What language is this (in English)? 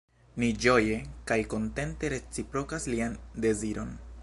Esperanto